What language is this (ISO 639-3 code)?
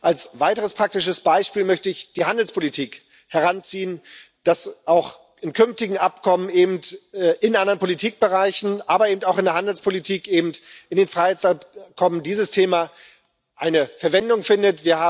deu